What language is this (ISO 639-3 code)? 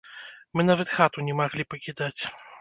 bel